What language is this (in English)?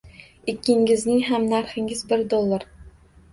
Uzbek